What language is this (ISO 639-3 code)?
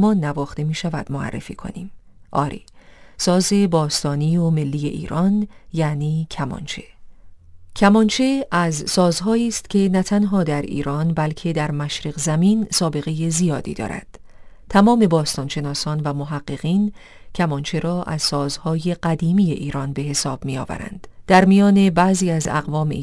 fas